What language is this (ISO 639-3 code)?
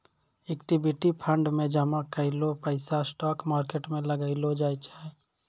mai